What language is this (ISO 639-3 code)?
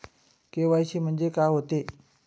mar